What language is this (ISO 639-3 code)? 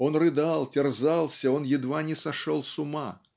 rus